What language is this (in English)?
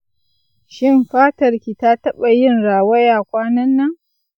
Hausa